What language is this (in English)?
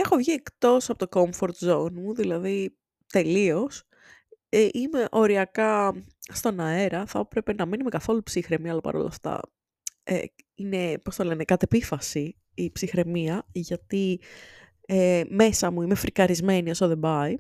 Greek